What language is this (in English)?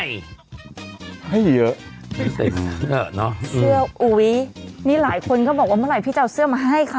Thai